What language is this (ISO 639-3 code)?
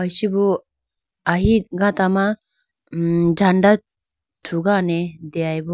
clk